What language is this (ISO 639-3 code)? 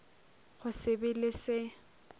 nso